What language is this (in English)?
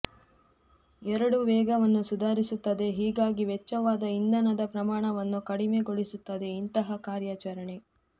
Kannada